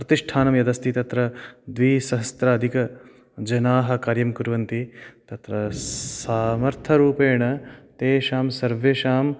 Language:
Sanskrit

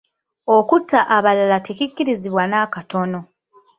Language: Ganda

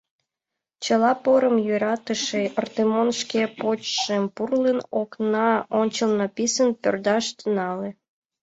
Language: Mari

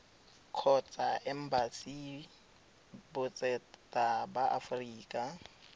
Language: Tswana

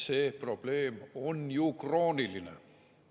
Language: Estonian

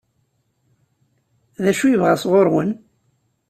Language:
Kabyle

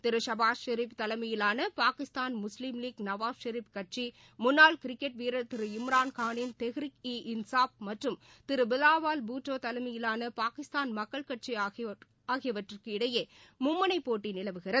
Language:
Tamil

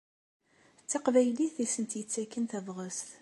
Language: Kabyle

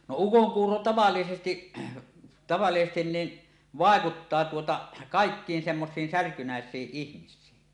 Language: Finnish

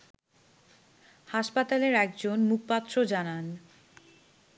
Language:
Bangla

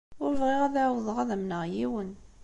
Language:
Kabyle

